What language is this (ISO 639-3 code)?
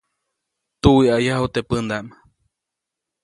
zoc